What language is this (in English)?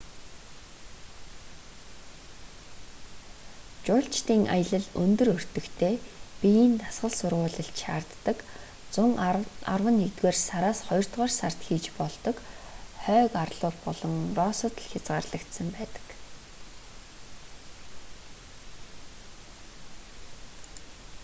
Mongolian